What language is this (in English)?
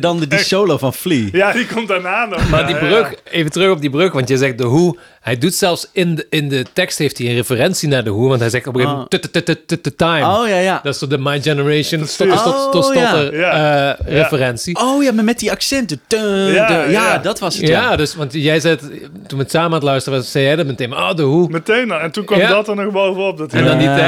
Dutch